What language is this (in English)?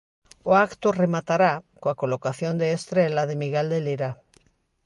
Galician